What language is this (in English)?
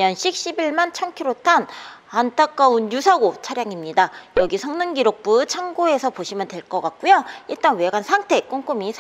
Korean